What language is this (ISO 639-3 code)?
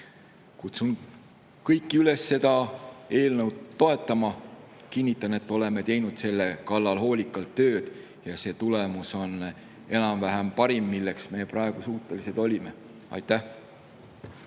est